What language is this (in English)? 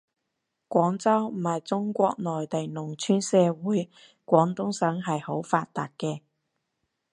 Cantonese